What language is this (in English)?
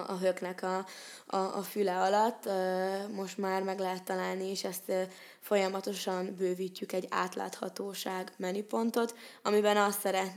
Hungarian